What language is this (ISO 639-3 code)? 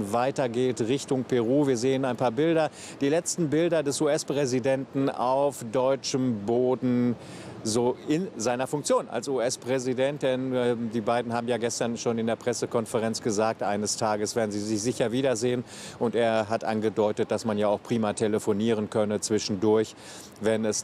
deu